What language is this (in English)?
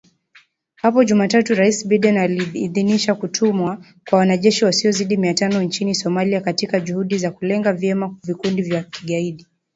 Swahili